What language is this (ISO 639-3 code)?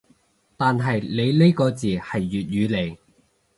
yue